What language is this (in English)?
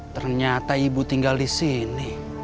Indonesian